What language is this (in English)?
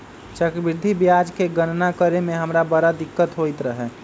Magahi